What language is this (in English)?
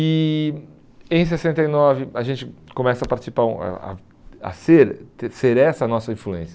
Portuguese